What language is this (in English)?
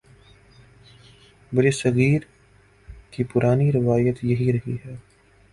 Urdu